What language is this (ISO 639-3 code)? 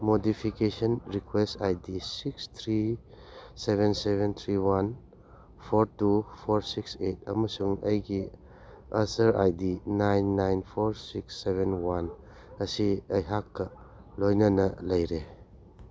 mni